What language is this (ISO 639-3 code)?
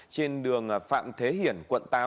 vie